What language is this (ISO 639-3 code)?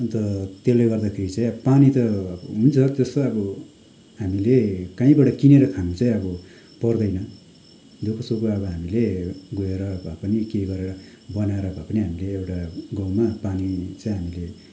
nep